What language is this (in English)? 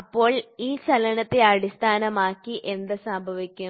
Malayalam